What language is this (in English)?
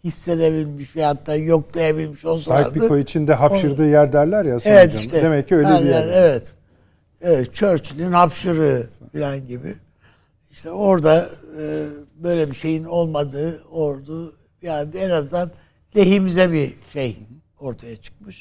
Turkish